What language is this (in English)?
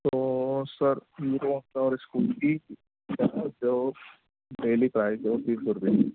Urdu